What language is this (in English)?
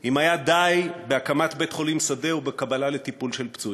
Hebrew